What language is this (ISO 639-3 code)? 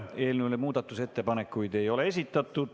est